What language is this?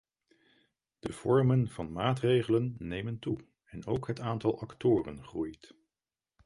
Dutch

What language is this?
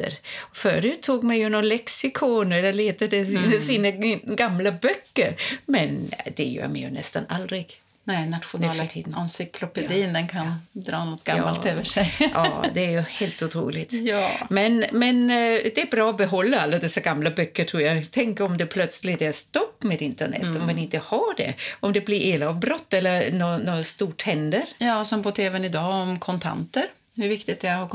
Swedish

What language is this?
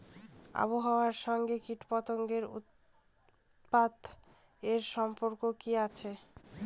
Bangla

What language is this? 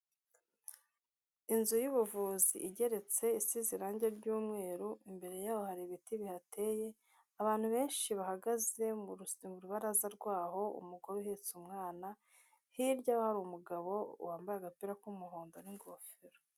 Kinyarwanda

